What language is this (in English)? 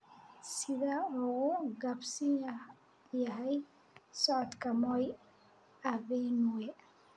Somali